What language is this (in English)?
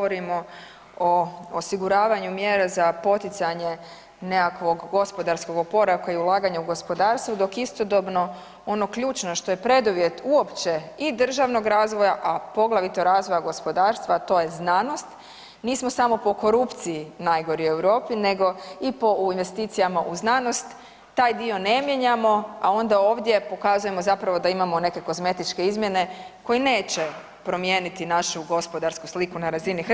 Croatian